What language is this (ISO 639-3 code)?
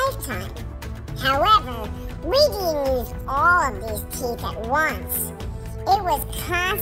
eng